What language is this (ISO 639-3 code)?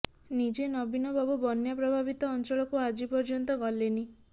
ori